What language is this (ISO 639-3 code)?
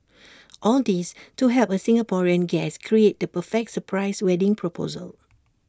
eng